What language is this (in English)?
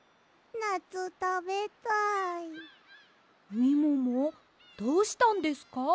Japanese